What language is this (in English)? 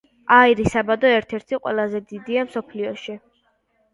Georgian